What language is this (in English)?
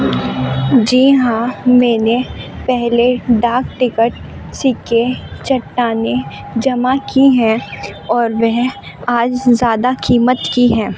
Urdu